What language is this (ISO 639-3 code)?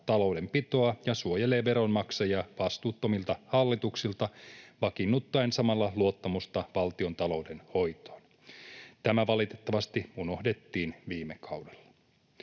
fin